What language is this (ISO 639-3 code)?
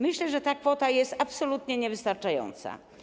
pol